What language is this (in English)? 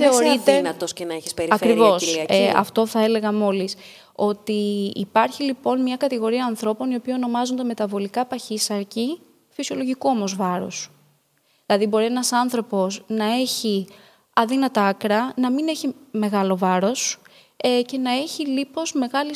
Greek